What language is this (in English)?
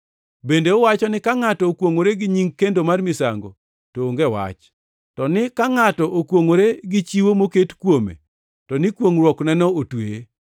Luo (Kenya and Tanzania)